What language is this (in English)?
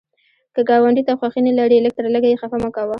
Pashto